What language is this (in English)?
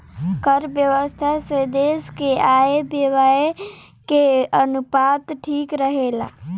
Bhojpuri